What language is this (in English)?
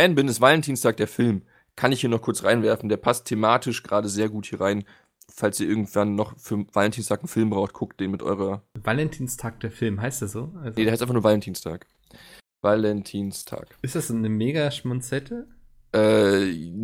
German